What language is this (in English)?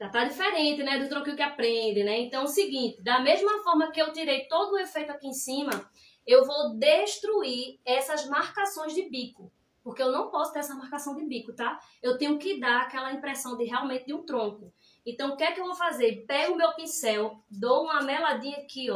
Portuguese